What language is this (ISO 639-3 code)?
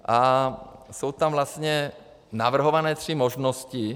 ces